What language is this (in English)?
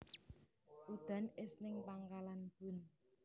Javanese